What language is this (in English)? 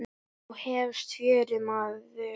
Icelandic